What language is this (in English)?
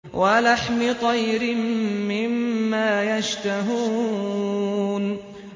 Arabic